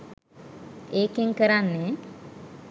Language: Sinhala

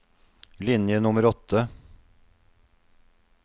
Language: Norwegian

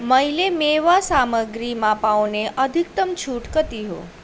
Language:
Nepali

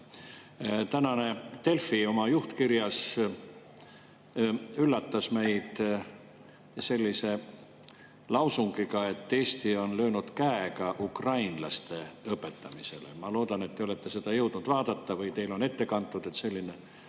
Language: Estonian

